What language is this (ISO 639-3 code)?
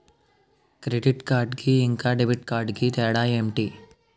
tel